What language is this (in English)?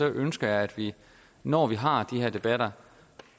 Danish